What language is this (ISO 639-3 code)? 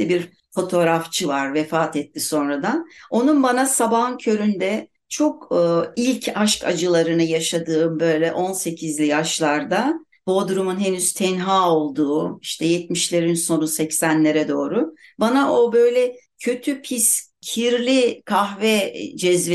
tur